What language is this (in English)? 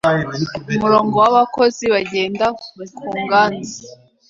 Kinyarwanda